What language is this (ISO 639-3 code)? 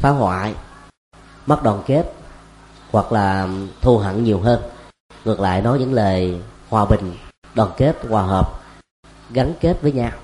vie